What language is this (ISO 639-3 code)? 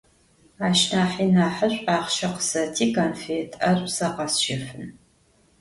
ady